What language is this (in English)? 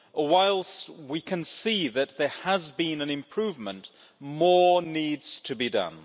English